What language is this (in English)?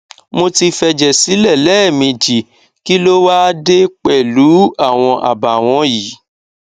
Yoruba